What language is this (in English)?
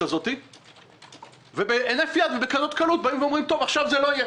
Hebrew